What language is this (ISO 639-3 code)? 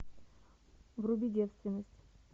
rus